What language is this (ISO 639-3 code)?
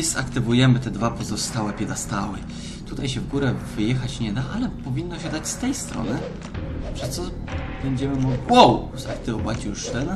pol